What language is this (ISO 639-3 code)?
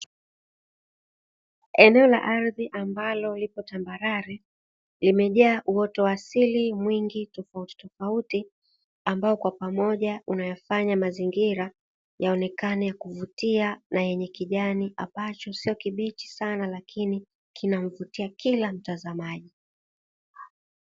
swa